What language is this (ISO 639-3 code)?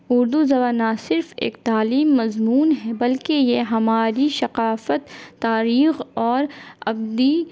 urd